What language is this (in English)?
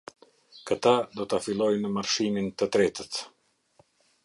Albanian